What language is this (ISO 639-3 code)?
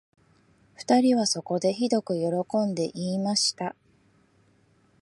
jpn